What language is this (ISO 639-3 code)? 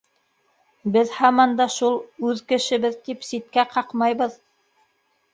bak